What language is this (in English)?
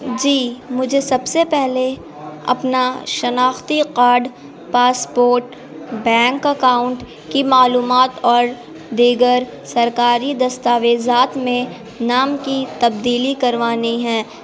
Urdu